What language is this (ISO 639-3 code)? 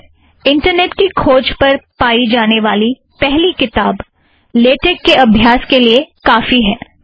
hin